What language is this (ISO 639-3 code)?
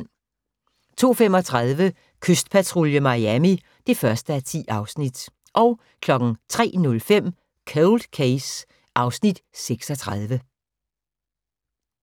dan